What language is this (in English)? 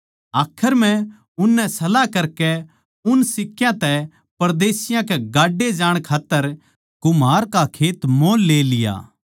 Haryanvi